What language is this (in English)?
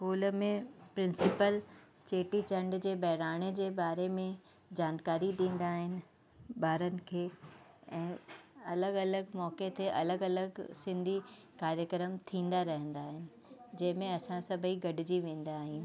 Sindhi